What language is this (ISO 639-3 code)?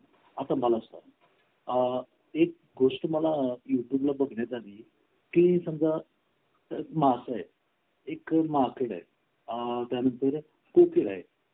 mar